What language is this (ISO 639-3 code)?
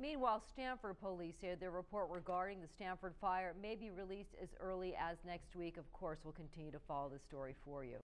eng